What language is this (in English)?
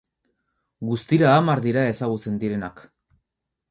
Basque